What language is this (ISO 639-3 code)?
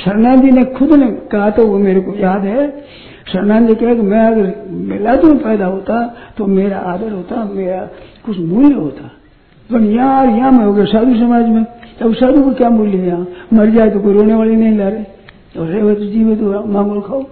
hin